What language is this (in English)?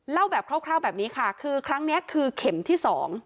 Thai